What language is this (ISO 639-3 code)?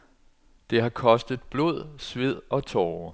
dan